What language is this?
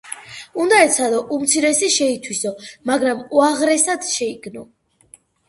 Georgian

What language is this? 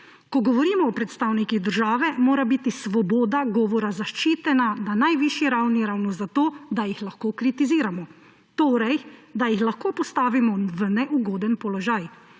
Slovenian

